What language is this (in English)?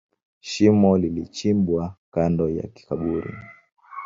Swahili